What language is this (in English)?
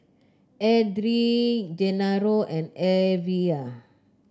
English